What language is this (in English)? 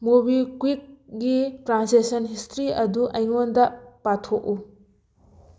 Manipuri